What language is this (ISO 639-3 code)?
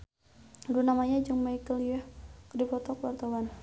sun